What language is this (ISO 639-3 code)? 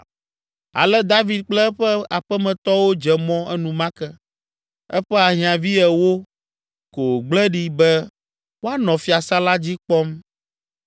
ewe